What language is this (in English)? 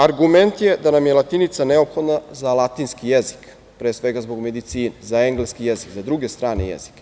Serbian